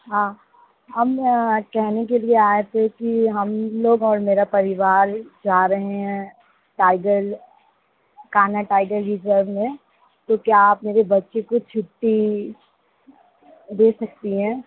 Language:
Hindi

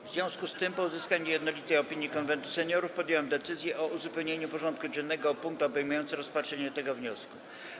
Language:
Polish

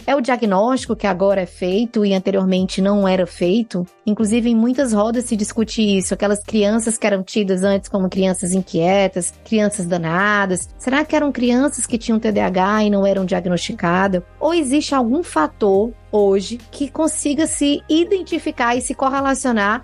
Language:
Portuguese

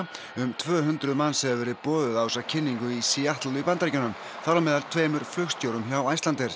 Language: Icelandic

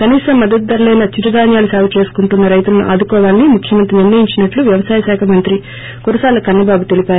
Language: Telugu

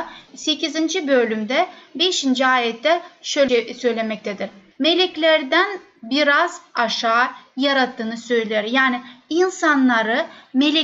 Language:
Turkish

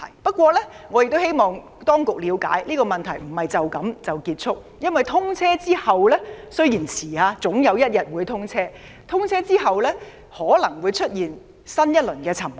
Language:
Cantonese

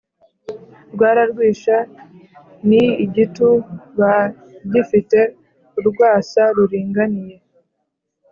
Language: Kinyarwanda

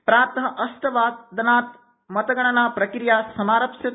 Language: Sanskrit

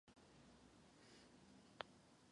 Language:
Czech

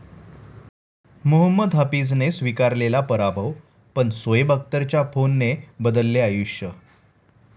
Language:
Marathi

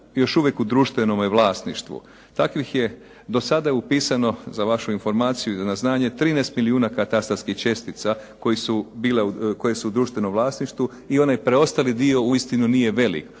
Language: Croatian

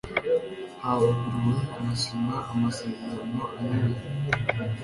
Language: Kinyarwanda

